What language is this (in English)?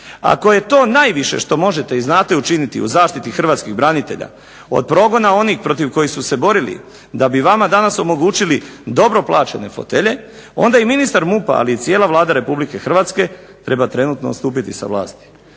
Croatian